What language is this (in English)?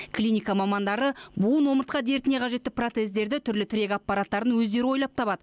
Kazakh